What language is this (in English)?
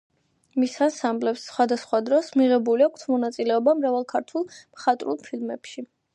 Georgian